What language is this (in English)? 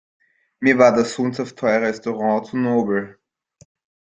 German